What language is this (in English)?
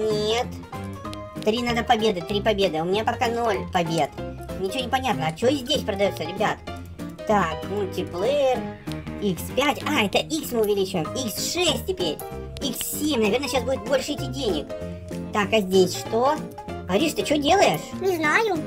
Russian